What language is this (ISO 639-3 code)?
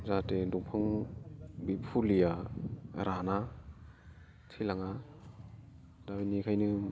brx